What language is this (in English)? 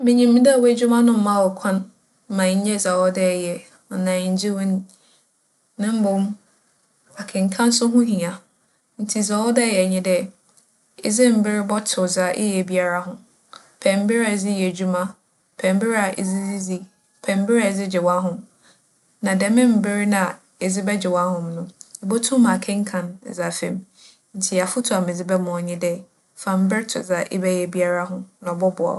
Akan